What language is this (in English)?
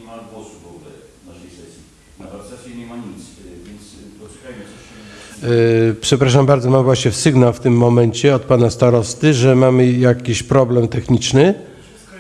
Polish